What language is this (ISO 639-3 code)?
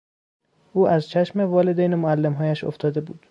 fas